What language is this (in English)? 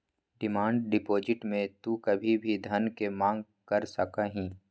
Magahi